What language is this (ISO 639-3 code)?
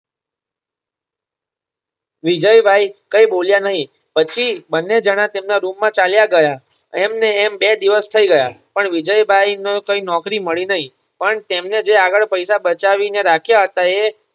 guj